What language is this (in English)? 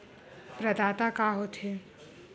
Chhattisgarhi